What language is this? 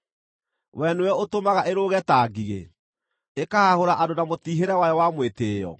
Kikuyu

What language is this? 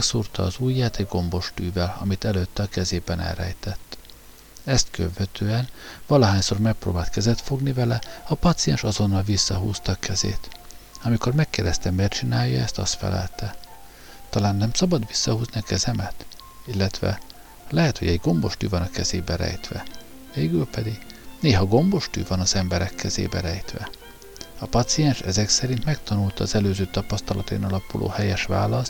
Hungarian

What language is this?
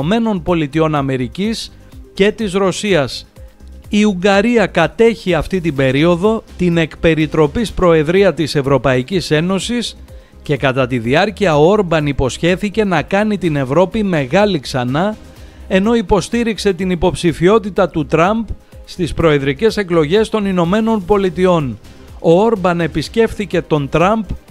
Greek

